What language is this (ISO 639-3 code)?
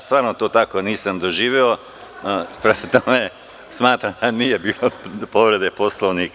srp